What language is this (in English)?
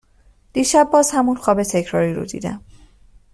Persian